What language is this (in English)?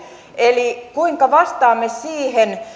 Finnish